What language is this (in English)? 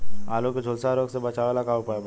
Bhojpuri